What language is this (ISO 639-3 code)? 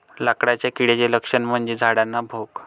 mar